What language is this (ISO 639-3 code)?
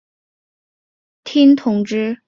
zho